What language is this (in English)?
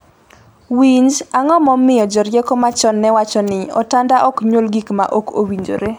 Luo (Kenya and Tanzania)